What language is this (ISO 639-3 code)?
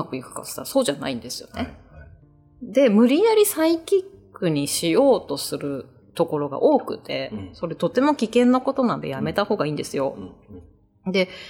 jpn